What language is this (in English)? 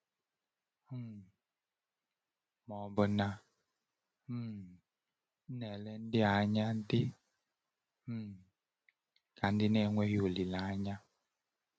Igbo